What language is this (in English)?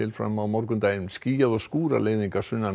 Icelandic